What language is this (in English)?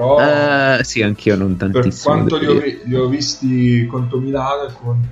Italian